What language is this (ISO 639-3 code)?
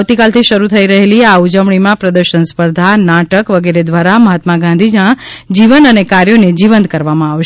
guj